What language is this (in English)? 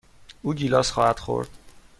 Persian